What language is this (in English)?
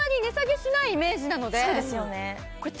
Japanese